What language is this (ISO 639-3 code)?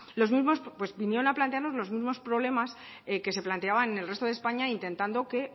spa